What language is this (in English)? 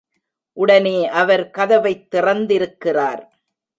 Tamil